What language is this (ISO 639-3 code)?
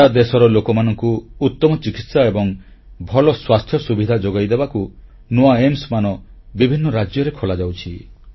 ori